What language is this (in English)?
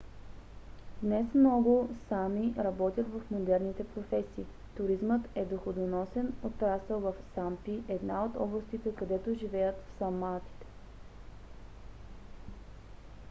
Bulgarian